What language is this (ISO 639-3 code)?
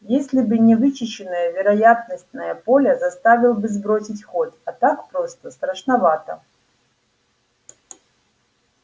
rus